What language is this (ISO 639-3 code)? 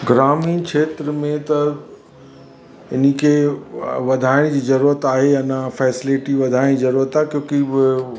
snd